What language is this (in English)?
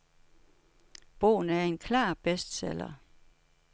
Danish